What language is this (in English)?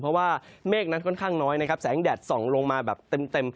Thai